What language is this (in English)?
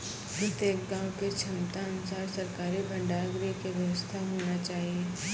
Maithili